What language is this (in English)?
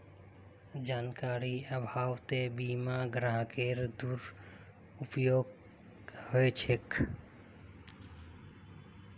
Magahi